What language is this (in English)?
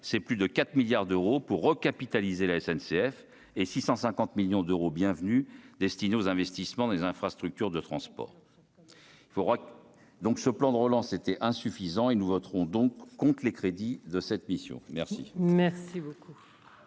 French